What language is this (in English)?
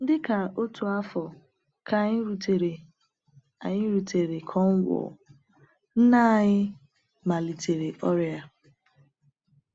Igbo